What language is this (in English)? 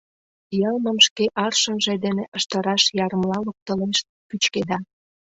Mari